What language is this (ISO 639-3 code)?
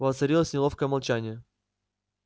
rus